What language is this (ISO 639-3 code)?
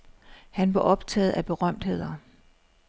dan